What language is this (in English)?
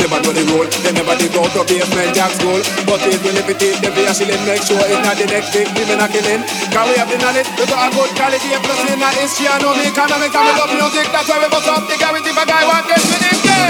English